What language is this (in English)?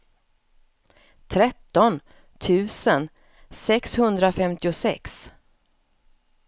Swedish